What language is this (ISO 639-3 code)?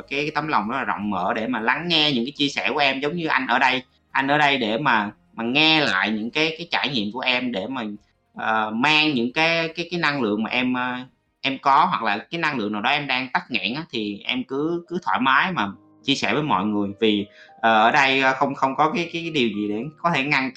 vie